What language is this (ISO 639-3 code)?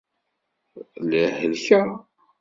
kab